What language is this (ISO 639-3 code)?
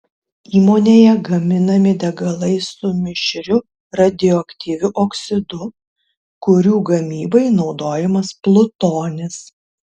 lit